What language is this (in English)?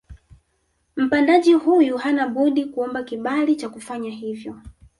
Swahili